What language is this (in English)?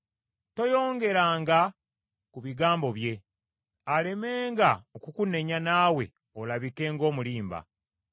Ganda